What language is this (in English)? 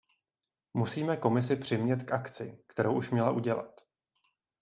Czech